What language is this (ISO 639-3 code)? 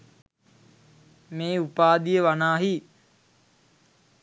sin